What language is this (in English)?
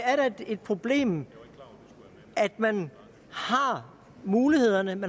Danish